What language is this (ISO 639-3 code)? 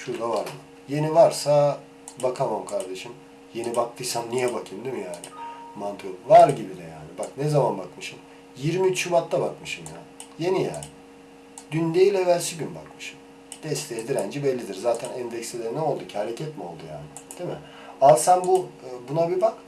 tur